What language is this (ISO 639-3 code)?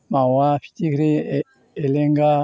brx